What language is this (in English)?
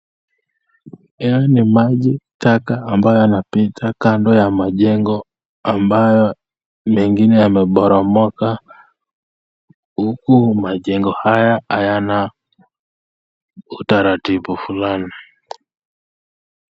Swahili